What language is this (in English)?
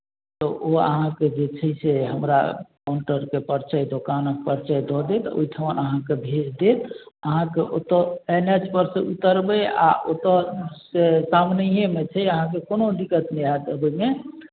Maithili